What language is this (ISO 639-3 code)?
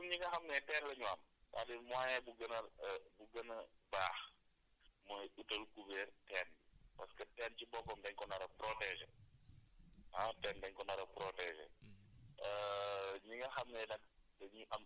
wol